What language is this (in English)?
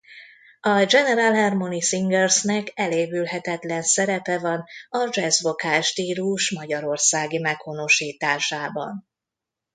Hungarian